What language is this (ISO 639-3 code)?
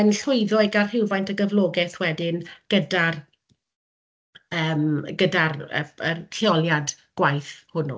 cym